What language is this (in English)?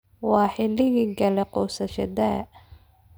Somali